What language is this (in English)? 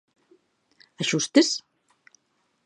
Galician